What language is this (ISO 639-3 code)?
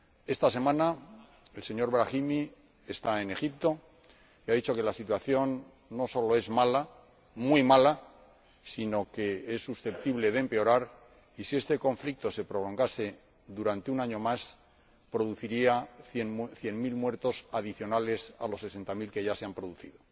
spa